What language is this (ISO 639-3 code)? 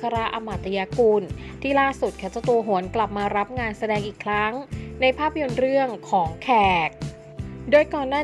tha